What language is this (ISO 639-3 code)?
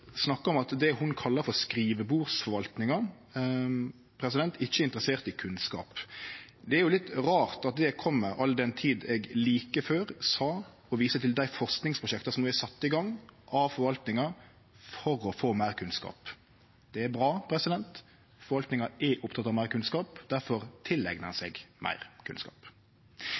nno